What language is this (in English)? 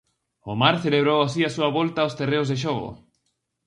Galician